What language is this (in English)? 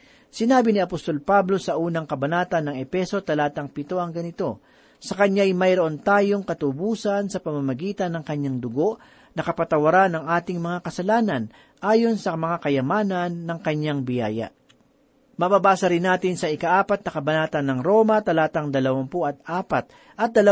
Filipino